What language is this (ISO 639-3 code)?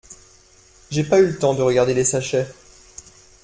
fra